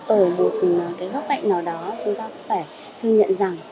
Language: Vietnamese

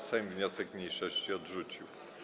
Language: Polish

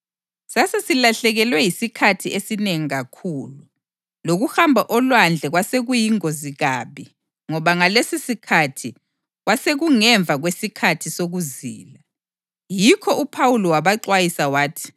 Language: North Ndebele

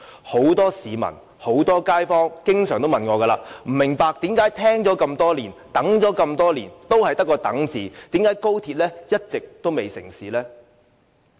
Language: Cantonese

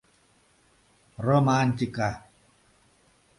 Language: Mari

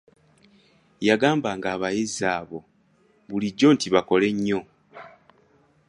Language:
Ganda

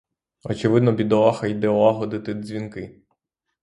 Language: Ukrainian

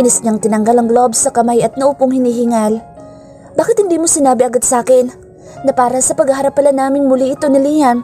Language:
Filipino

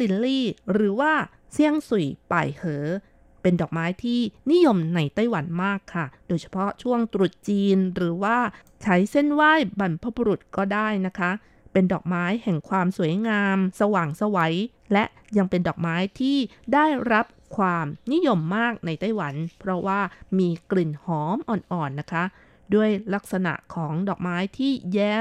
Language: Thai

